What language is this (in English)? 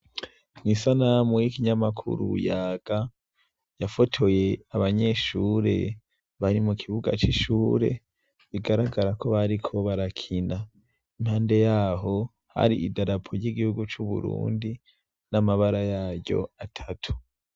Rundi